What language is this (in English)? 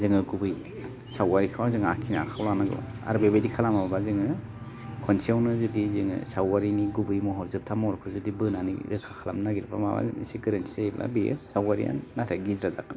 Bodo